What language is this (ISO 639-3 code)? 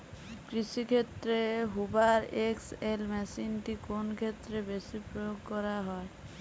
ben